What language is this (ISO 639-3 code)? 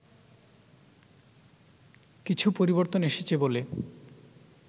ben